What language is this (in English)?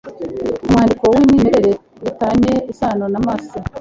Kinyarwanda